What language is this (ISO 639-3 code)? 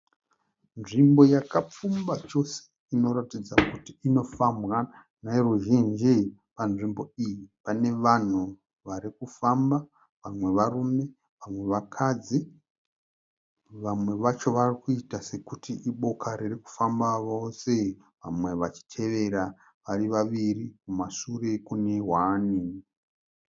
sna